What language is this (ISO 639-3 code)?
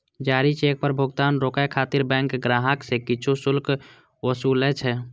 mai